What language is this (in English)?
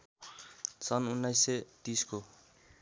Nepali